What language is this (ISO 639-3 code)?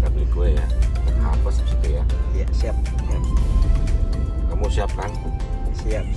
ind